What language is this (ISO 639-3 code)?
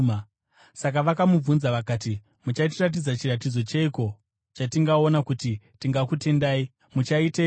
sna